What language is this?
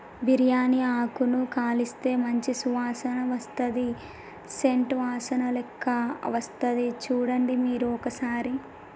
Telugu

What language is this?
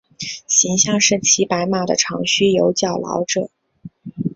Chinese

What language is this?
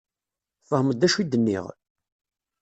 Kabyle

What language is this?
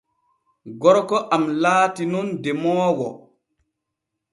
Borgu Fulfulde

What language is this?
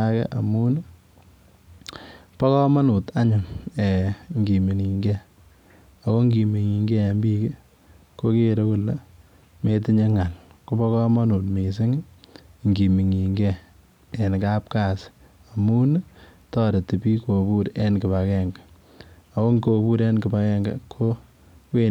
Kalenjin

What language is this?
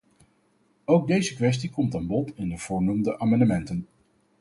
Dutch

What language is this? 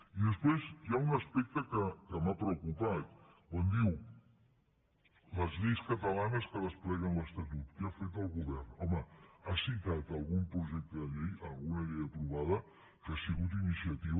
Catalan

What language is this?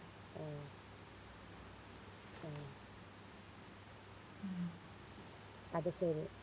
Malayalam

